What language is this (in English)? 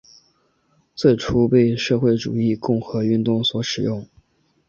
Chinese